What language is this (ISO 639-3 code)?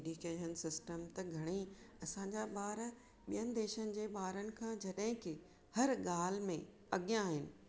snd